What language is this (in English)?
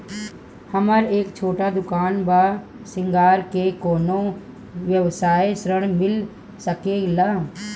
Bhojpuri